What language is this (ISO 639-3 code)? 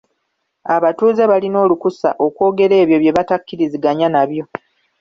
lug